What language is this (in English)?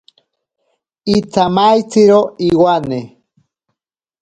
Ashéninka Perené